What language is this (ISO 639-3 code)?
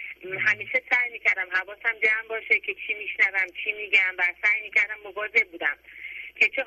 fas